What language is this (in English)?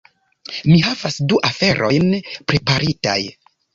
Esperanto